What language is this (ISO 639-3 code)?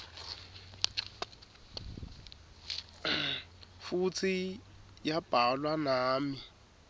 ssw